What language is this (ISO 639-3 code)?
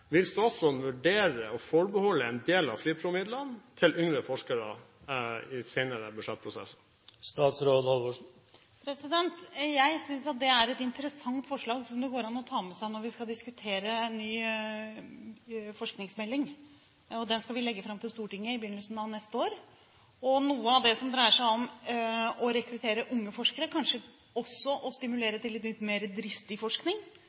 nob